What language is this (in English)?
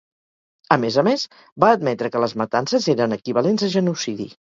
Catalan